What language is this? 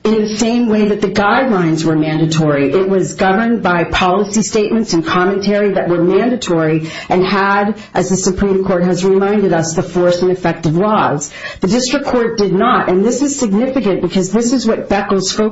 English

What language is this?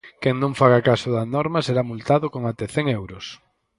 Galician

